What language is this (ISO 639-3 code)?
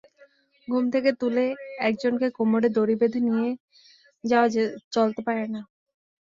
ben